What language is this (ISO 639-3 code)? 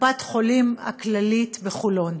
heb